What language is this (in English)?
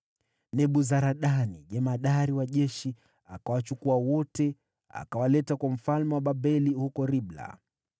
Swahili